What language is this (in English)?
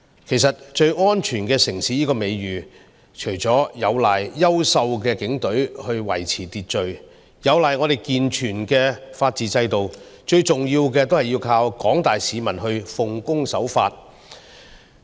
Cantonese